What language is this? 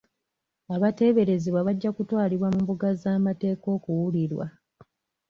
Ganda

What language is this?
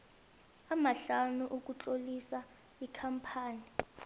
South Ndebele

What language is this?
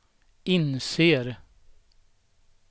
Swedish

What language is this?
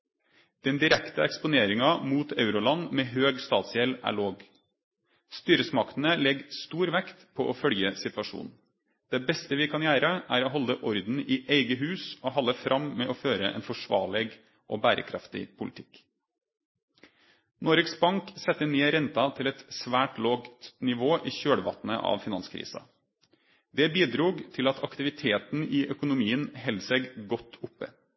Norwegian Nynorsk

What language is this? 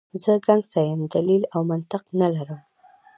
Pashto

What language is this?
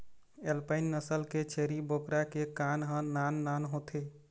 Chhattisgarhi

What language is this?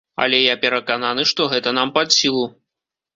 Belarusian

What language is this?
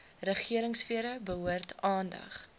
Afrikaans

